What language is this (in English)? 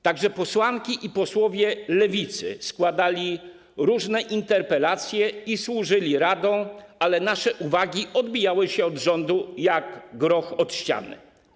Polish